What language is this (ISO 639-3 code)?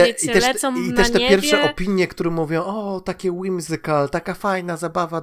pol